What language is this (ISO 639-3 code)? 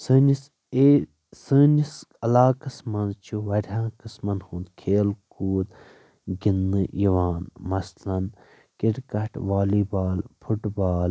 kas